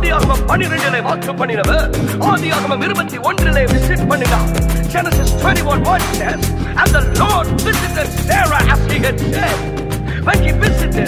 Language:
Urdu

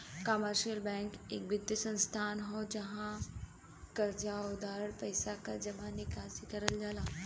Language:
Bhojpuri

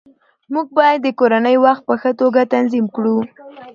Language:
Pashto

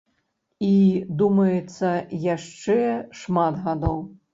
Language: Belarusian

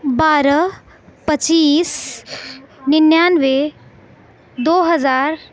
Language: Urdu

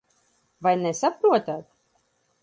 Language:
Latvian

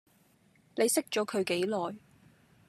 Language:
Cantonese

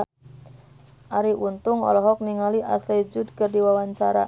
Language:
Sundanese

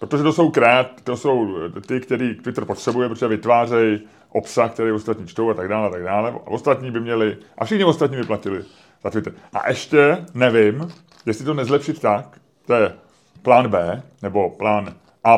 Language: Czech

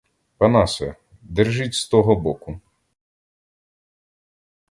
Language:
Ukrainian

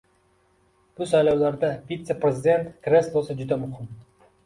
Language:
Uzbek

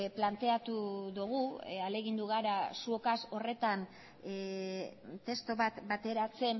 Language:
Basque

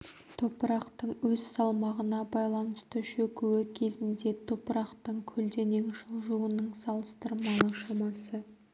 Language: Kazakh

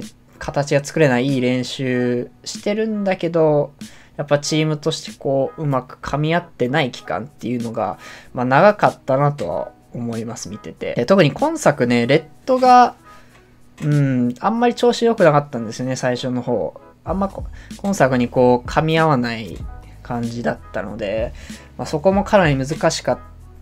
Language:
Japanese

